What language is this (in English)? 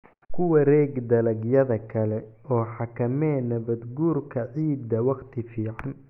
Somali